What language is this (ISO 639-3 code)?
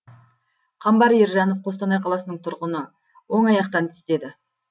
kaz